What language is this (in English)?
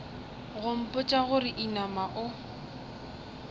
Northern Sotho